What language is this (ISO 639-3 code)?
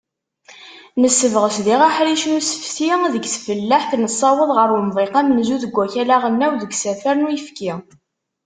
kab